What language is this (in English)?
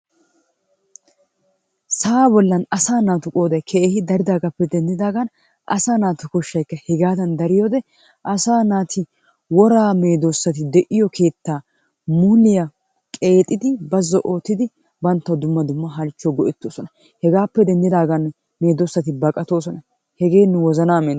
Wolaytta